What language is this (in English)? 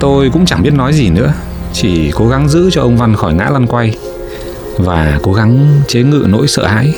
Vietnamese